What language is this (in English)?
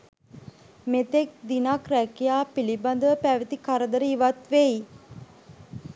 Sinhala